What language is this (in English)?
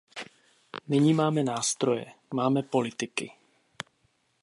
Czech